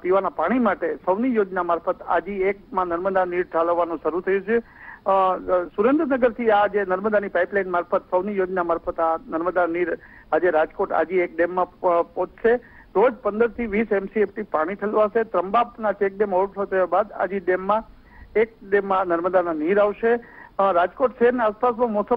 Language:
Hindi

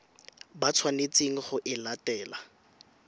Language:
Tswana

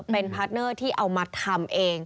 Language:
Thai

